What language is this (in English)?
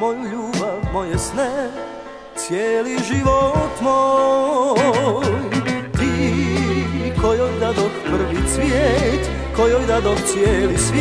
Arabic